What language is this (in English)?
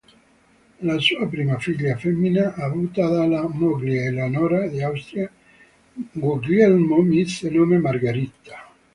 Italian